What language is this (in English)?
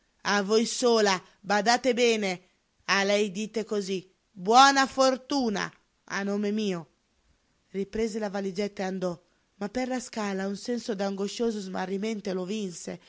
Italian